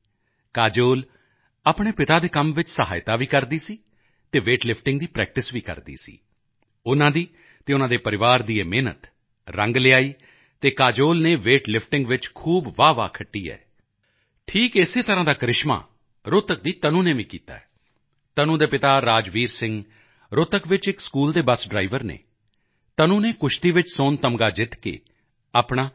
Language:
Punjabi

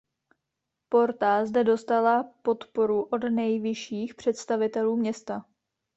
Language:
Czech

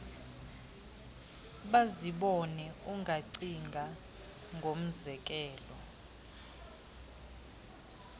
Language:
Xhosa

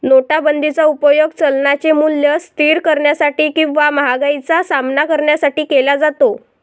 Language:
Marathi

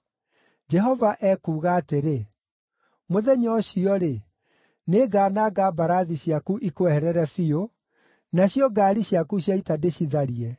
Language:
Kikuyu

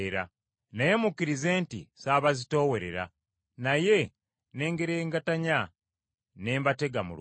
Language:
Ganda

